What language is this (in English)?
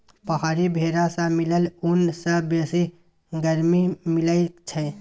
Maithili